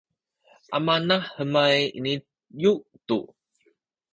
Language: Sakizaya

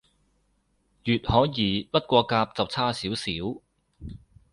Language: Cantonese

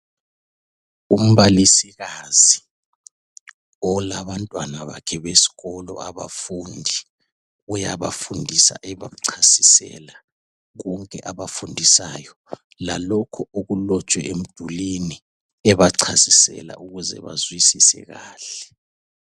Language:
North Ndebele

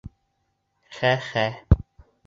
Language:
Bashkir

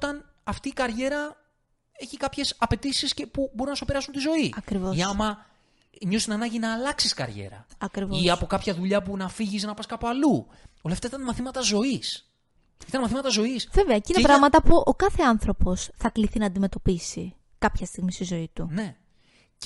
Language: Greek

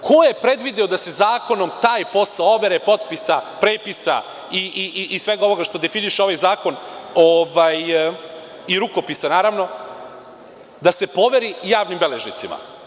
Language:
Serbian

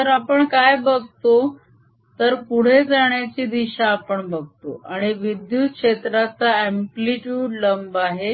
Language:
Marathi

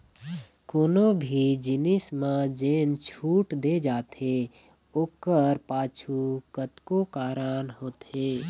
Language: Chhattisgarhi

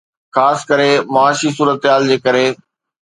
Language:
Sindhi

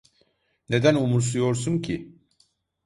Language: Turkish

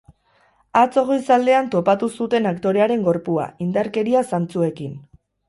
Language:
Basque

